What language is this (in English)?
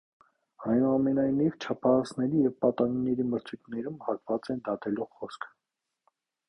Armenian